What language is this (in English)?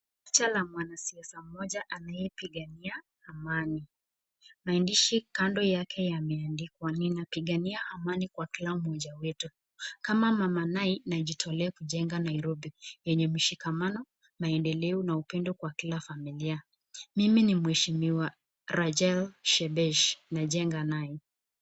Swahili